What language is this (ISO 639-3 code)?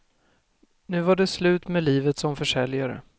swe